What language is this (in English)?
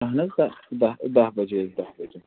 Kashmiri